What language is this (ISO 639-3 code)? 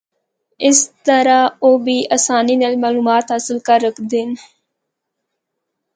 hno